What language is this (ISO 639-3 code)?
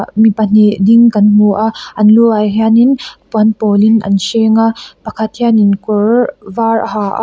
lus